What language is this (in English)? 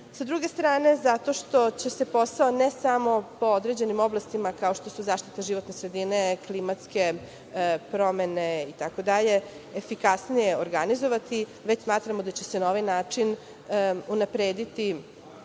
Serbian